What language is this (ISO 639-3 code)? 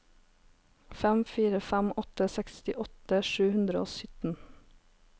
nor